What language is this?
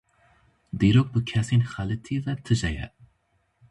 Kurdish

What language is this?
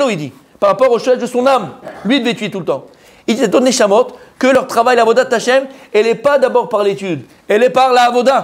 French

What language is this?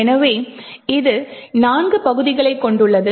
Tamil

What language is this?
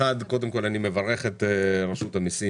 Hebrew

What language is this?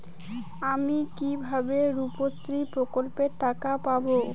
Bangla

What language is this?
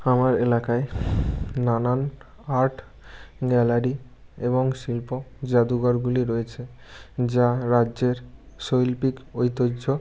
Bangla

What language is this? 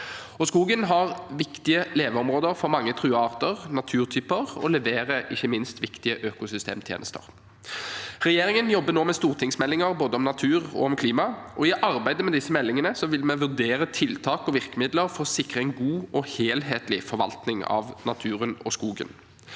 Norwegian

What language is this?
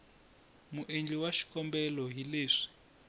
Tsonga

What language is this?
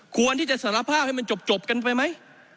Thai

